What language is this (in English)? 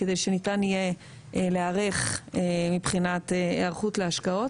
Hebrew